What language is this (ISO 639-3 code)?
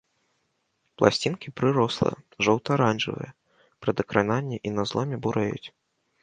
bel